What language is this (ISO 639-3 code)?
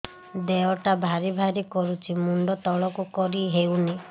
ori